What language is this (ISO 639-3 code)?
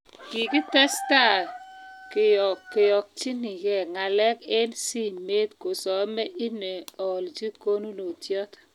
kln